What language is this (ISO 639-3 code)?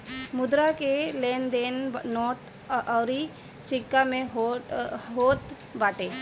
bho